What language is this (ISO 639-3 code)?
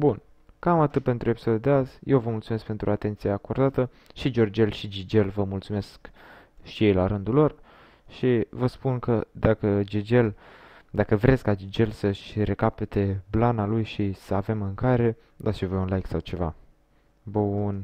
ron